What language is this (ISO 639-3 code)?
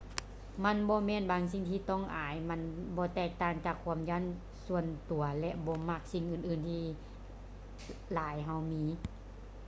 lao